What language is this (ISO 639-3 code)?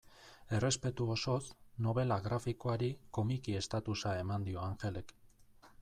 eus